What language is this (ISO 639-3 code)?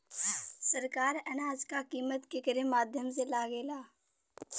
bho